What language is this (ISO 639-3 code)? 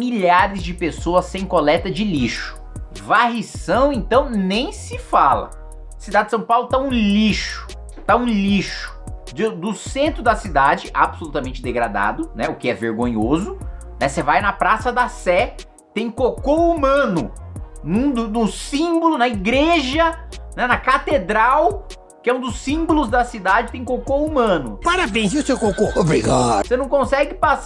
por